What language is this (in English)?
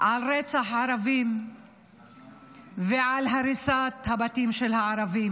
Hebrew